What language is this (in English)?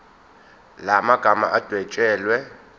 Zulu